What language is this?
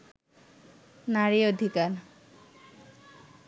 Bangla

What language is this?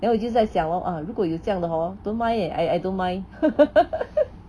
English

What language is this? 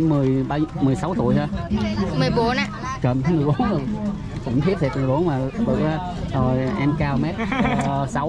Vietnamese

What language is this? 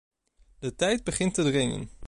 Dutch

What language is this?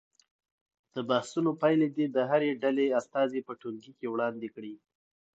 Pashto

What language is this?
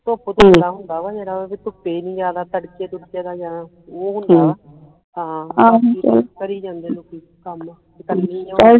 Punjabi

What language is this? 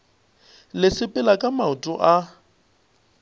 Northern Sotho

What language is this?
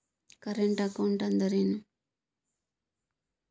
Kannada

